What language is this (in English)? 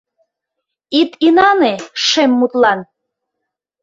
Mari